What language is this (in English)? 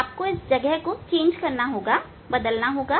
Hindi